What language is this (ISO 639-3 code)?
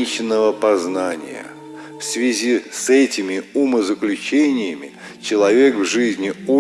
rus